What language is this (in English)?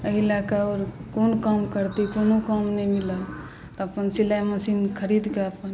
Maithili